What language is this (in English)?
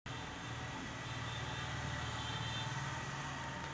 Marathi